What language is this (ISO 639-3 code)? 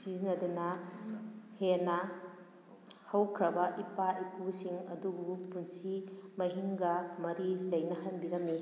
mni